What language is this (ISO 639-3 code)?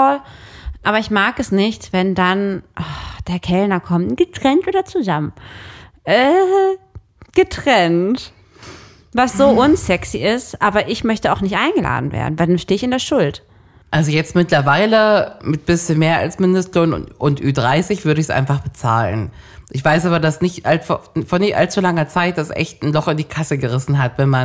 deu